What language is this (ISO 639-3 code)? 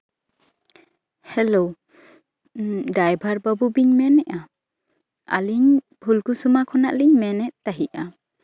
sat